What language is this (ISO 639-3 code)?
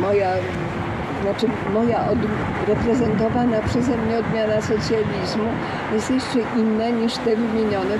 pol